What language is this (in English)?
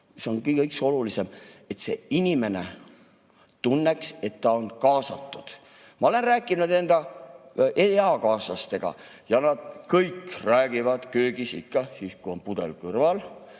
Estonian